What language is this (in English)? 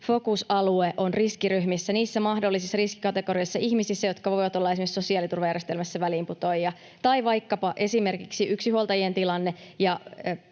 Finnish